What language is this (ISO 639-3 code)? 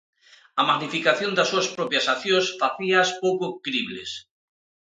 glg